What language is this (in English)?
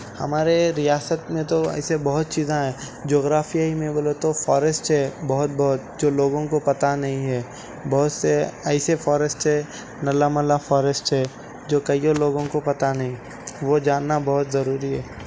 Urdu